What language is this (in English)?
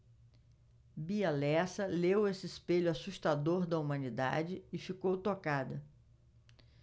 Portuguese